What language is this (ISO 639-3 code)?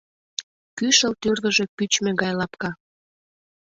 chm